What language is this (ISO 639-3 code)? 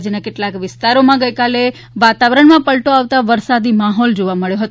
guj